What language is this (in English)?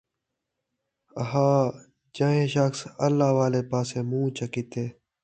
Saraiki